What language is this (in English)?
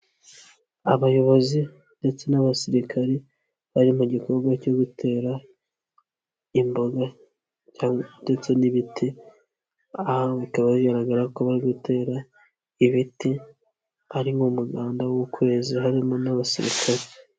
Kinyarwanda